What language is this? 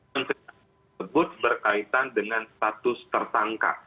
Indonesian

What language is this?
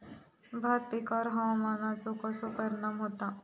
Marathi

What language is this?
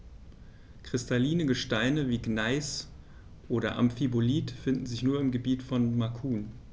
German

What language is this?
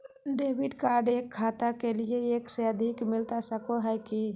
Magahi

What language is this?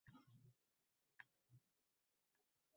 Uzbek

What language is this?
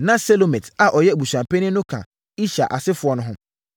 Akan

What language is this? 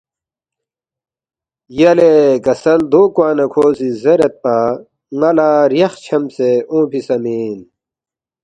Balti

